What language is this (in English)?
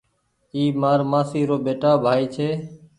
Goaria